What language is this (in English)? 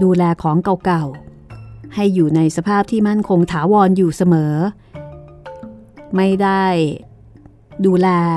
Thai